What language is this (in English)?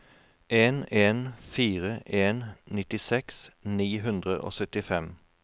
Norwegian